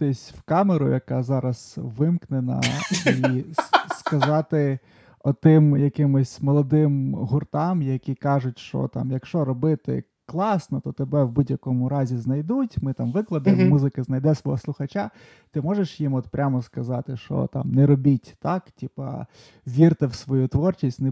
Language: Ukrainian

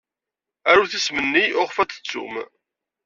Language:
Kabyle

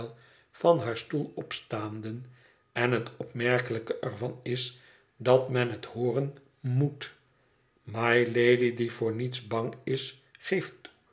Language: Dutch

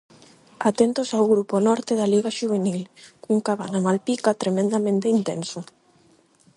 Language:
Galician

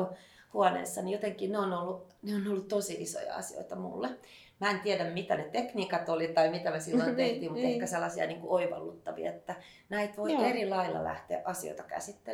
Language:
Finnish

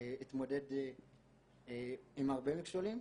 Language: Hebrew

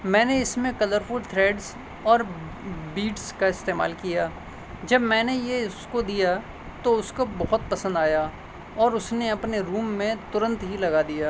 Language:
Urdu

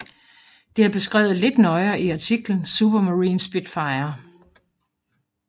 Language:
Danish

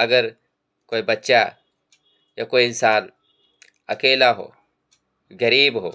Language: Hindi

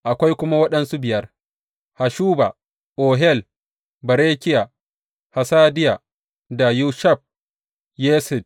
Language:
Hausa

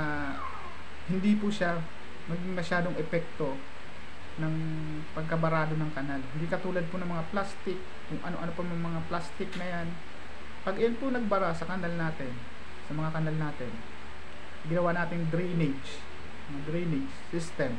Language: Filipino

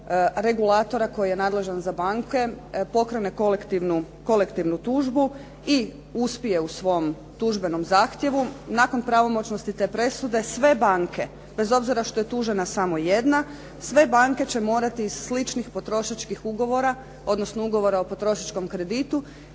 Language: Croatian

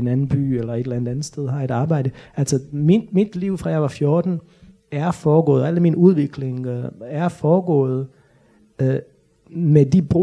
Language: Danish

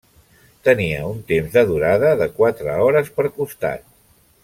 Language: Catalan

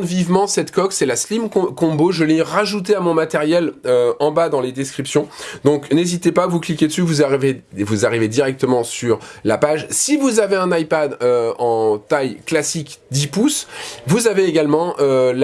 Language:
French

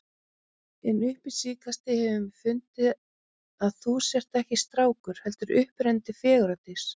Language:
Icelandic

